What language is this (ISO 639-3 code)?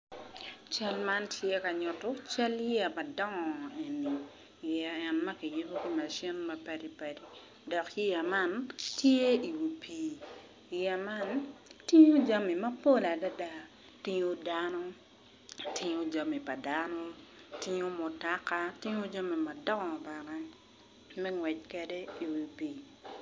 ach